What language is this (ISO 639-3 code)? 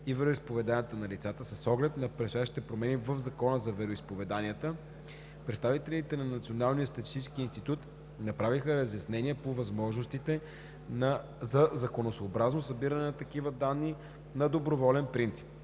bul